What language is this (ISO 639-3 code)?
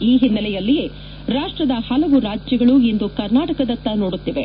kan